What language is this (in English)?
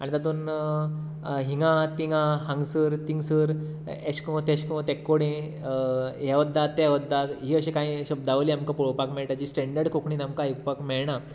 Konkani